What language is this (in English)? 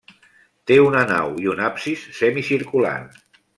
Catalan